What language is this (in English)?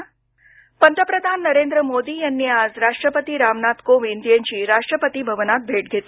Marathi